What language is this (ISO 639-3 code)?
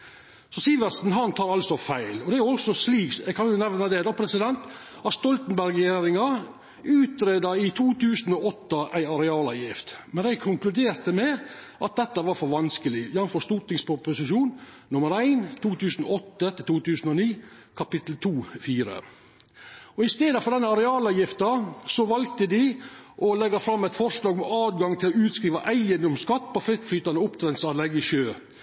nno